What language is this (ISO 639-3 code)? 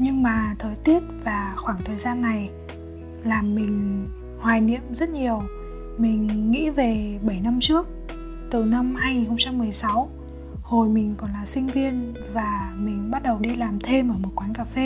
vie